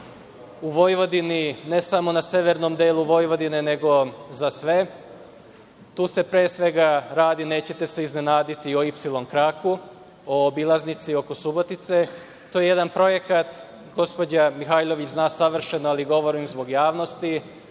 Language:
Serbian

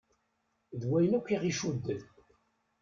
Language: Kabyle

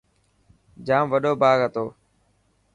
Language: Dhatki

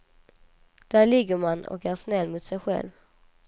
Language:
Swedish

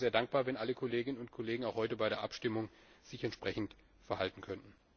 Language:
German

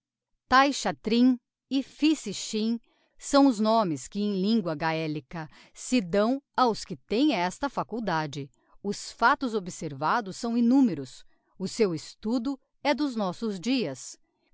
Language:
Portuguese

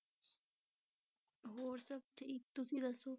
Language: Punjabi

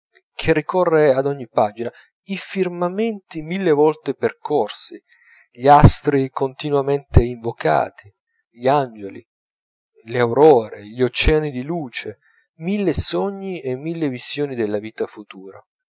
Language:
Italian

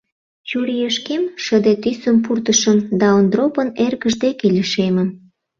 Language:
Mari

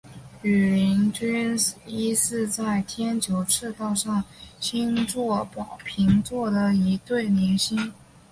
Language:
Chinese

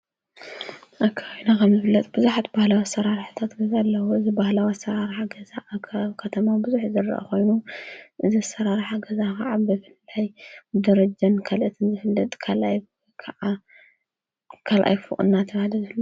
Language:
Tigrinya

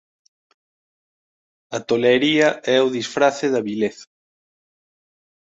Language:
Galician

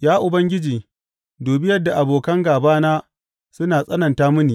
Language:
Hausa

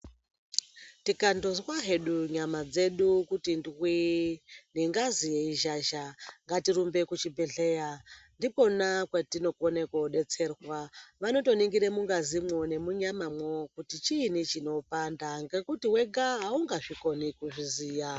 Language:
Ndau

